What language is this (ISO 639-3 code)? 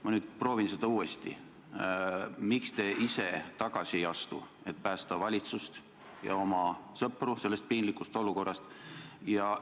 est